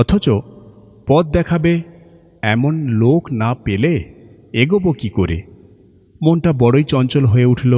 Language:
Bangla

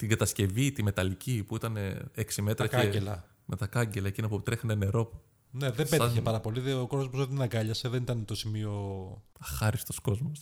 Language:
Greek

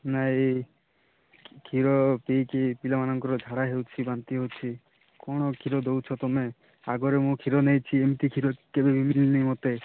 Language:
Odia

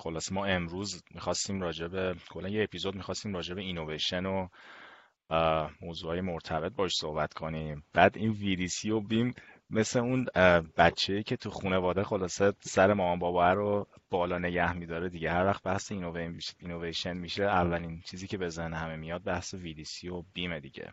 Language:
Persian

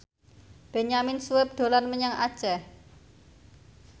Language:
Javanese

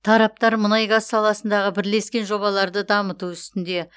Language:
Kazakh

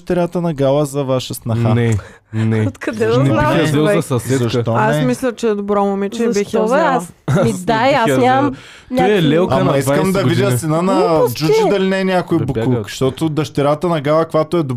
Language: Bulgarian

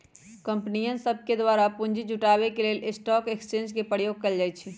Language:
Magahi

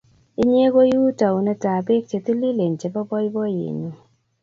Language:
Kalenjin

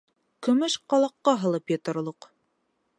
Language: Bashkir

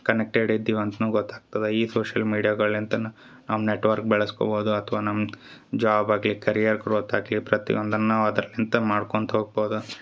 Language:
Kannada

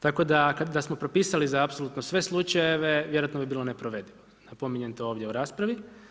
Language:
Croatian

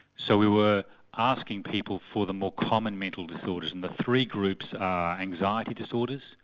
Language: English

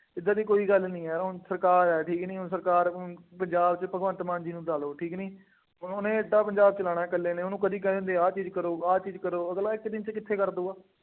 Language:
Punjabi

